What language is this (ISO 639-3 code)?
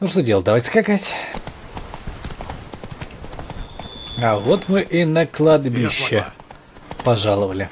rus